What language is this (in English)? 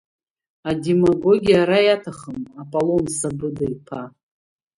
Abkhazian